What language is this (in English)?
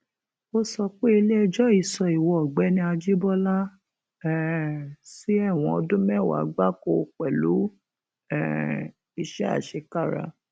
Yoruba